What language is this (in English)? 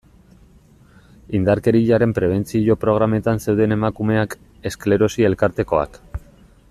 Basque